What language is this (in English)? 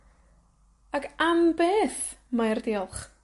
Welsh